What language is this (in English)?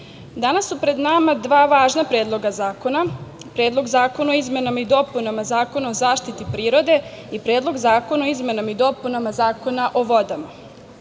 Serbian